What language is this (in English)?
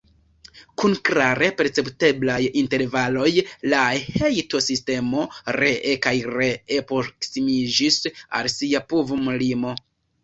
Esperanto